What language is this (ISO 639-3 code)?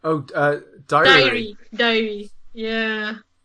cym